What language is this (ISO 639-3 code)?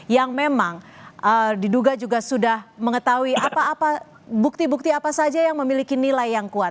ind